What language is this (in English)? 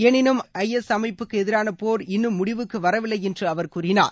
Tamil